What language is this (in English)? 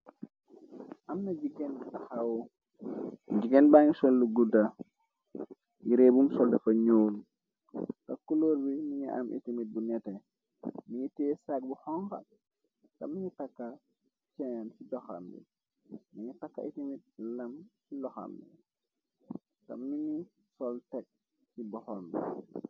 Wolof